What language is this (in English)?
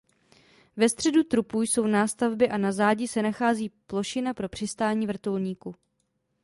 Czech